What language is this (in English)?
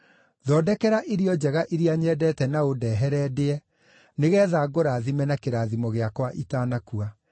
Kikuyu